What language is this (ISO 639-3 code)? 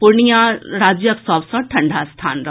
mai